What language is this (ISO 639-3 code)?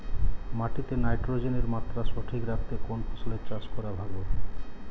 ben